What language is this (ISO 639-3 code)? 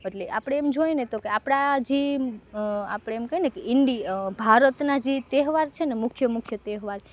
guj